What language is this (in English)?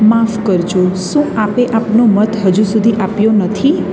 Gujarati